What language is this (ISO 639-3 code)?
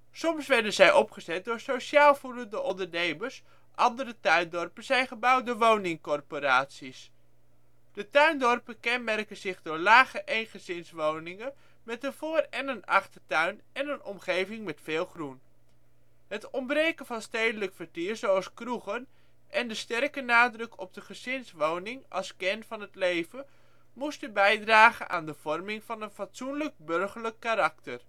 nld